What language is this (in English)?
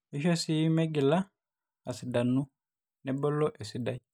Masai